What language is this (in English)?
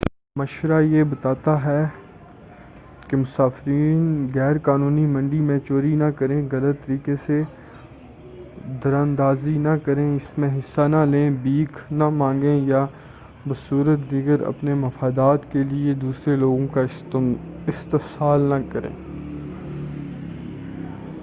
Urdu